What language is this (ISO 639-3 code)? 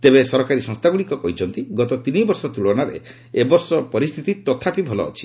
ori